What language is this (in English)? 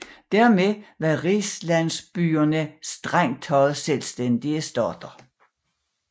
Danish